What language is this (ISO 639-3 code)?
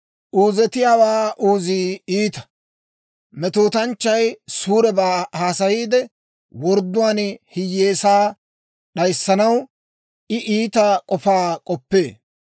dwr